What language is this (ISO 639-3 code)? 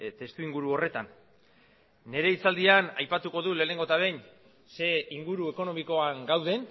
eus